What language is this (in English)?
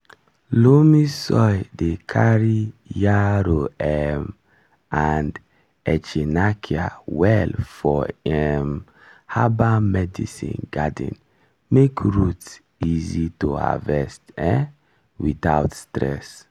Nigerian Pidgin